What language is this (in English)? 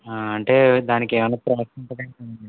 Telugu